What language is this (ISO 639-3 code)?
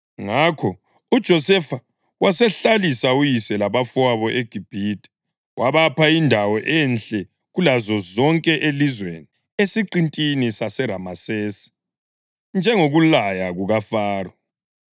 nde